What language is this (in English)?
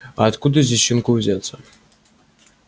Russian